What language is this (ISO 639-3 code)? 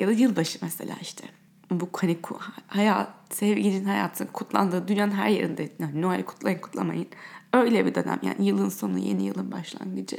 tur